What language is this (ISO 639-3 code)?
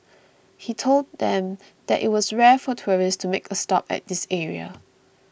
eng